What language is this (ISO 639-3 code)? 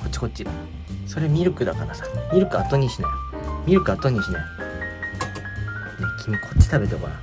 jpn